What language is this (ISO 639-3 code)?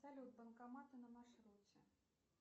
rus